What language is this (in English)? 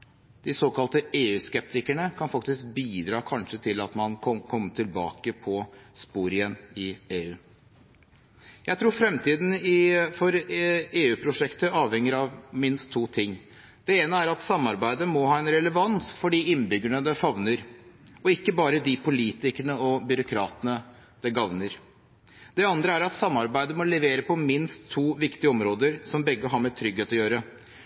Norwegian Bokmål